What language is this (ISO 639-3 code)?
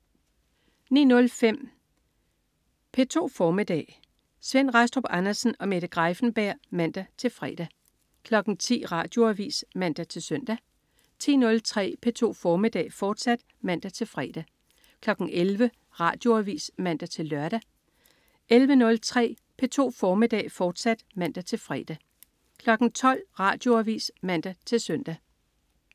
dan